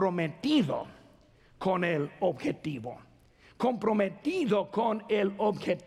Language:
Spanish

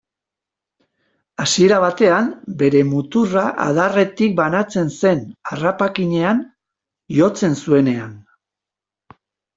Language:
Basque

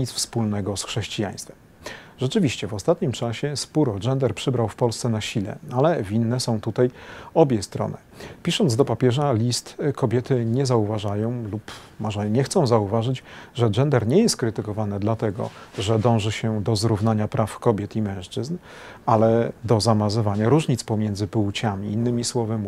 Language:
Polish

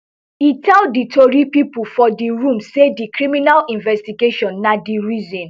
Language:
Nigerian Pidgin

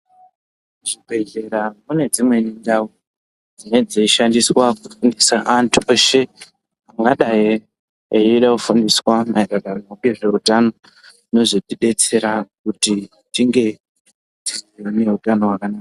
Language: Ndau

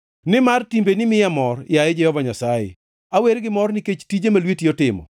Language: Luo (Kenya and Tanzania)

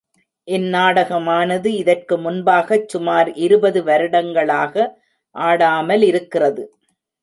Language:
Tamil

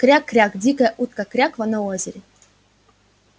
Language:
Russian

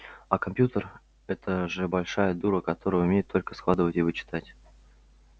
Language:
Russian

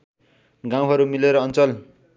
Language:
Nepali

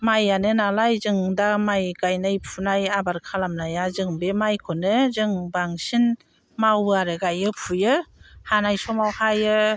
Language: Bodo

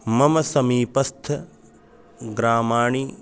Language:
Sanskrit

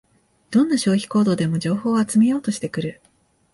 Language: Japanese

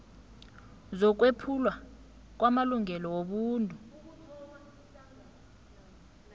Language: South Ndebele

